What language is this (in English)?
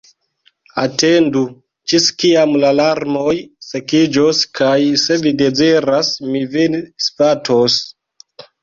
Esperanto